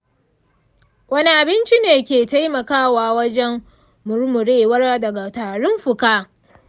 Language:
Hausa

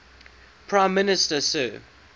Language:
English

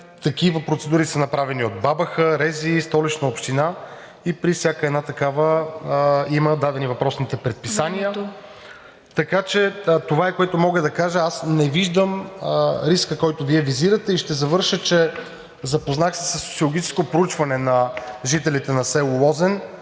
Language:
Bulgarian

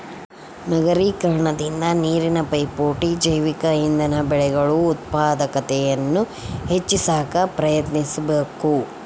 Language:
Kannada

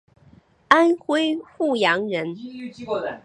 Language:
Chinese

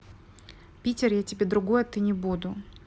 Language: Russian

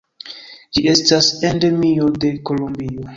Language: Esperanto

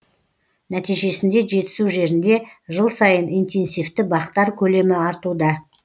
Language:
Kazakh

